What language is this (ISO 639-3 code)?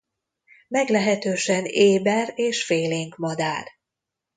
hun